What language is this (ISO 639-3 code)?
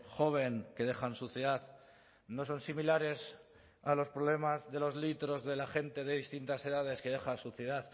spa